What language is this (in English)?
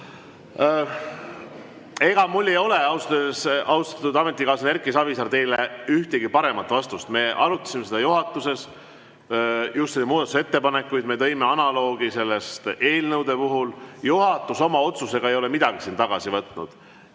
Estonian